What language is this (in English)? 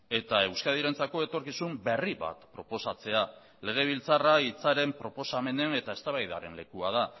Basque